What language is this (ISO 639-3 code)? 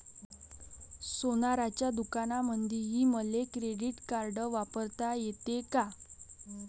mar